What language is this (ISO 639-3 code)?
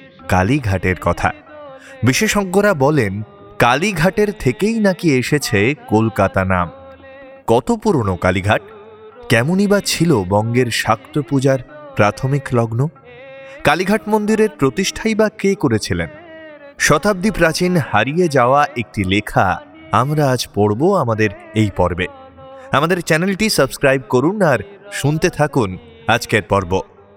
ben